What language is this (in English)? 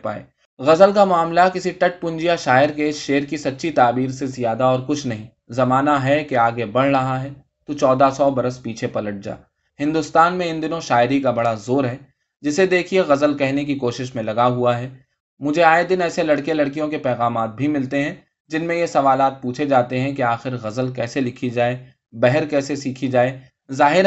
Urdu